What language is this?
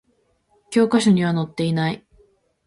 Japanese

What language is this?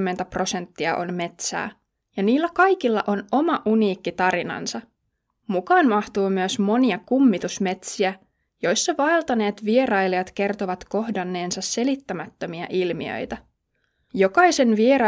Finnish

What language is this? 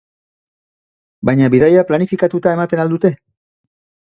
Basque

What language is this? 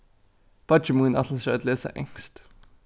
Faroese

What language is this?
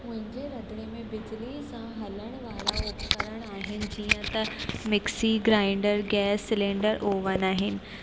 Sindhi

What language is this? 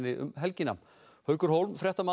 Icelandic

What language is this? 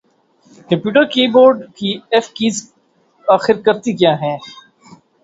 Urdu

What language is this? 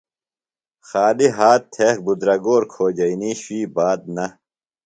Phalura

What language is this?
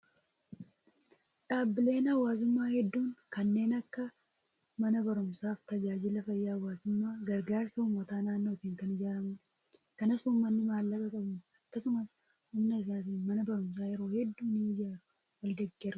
Oromo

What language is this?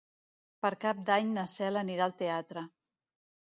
Catalan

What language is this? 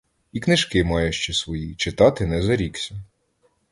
Ukrainian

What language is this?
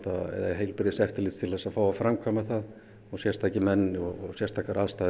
Icelandic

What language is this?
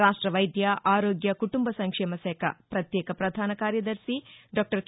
Telugu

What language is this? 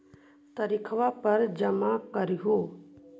Magahi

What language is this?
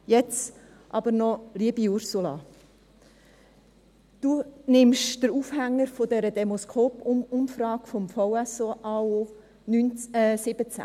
Swiss German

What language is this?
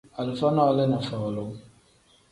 Tem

